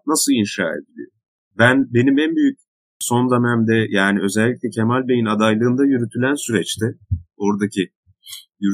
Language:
Turkish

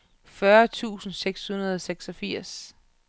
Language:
Danish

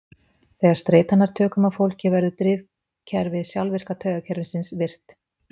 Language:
Icelandic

